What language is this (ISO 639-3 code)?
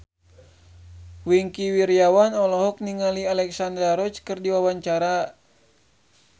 sun